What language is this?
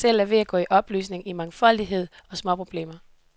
Danish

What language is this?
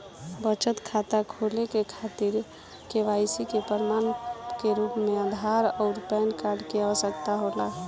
Bhojpuri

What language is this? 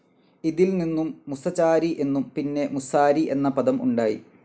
Malayalam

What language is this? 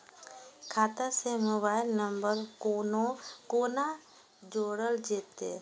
Maithili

